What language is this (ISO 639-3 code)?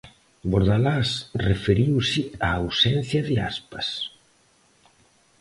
glg